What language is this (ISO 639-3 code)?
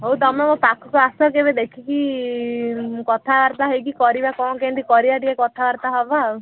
ori